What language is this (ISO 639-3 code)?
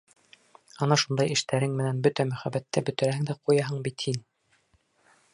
bak